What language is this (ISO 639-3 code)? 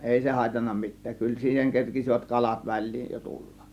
fin